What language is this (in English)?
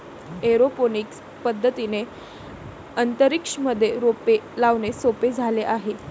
Marathi